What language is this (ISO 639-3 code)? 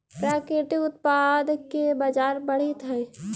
mag